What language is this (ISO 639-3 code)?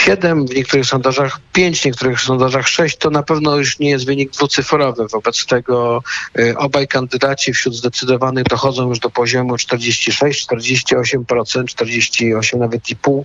pol